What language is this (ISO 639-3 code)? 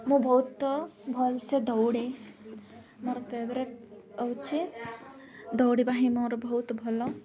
ori